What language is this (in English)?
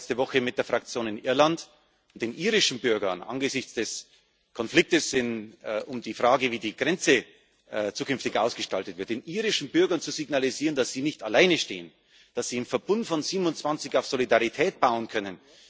German